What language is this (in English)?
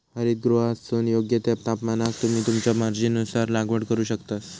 Marathi